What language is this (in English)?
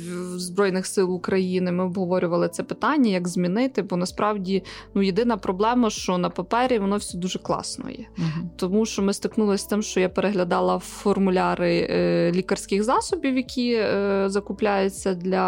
Ukrainian